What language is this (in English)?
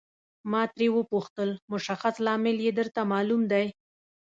Pashto